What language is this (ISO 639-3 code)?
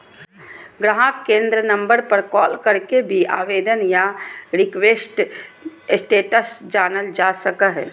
mag